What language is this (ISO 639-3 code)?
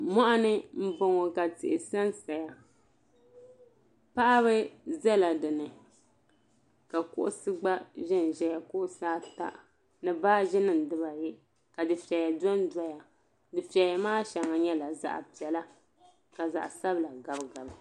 dag